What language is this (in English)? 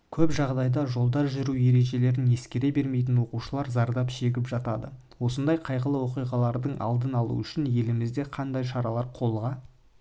Kazakh